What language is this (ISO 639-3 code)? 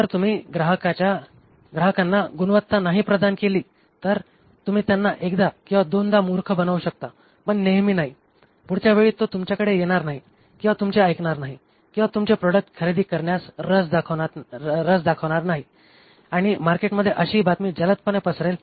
mar